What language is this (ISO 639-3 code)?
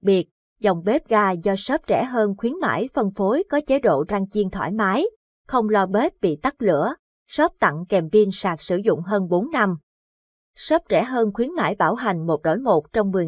vie